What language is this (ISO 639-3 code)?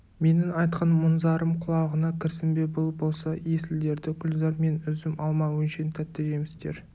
kaz